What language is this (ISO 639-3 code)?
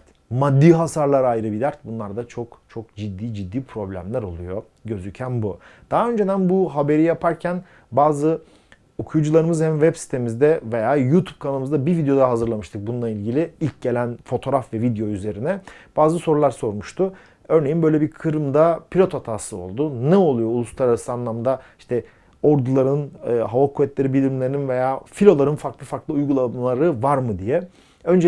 tur